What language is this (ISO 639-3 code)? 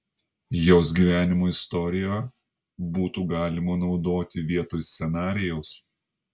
lit